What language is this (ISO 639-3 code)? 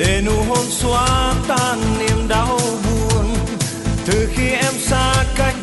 vie